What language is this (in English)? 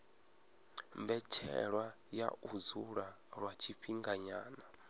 Venda